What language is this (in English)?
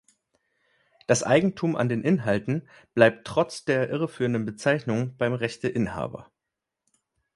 German